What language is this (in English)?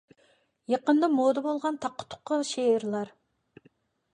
Uyghur